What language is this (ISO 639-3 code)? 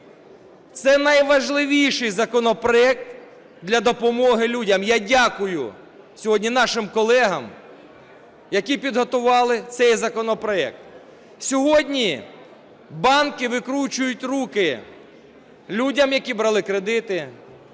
ukr